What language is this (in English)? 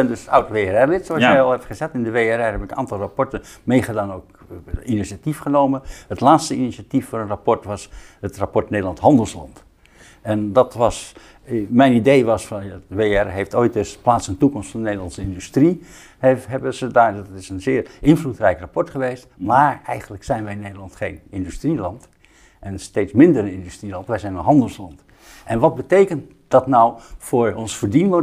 Dutch